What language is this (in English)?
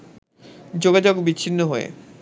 Bangla